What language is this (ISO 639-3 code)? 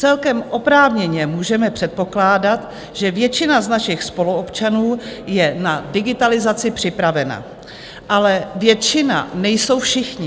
ces